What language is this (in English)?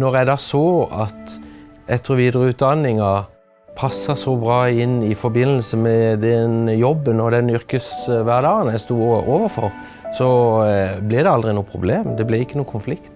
Norwegian